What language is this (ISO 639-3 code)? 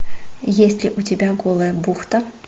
rus